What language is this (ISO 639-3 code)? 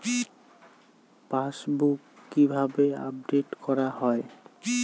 ben